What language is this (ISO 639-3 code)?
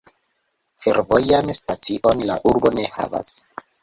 epo